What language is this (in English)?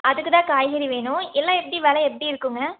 Tamil